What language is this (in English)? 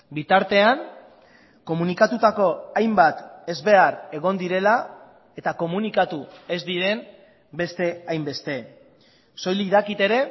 Basque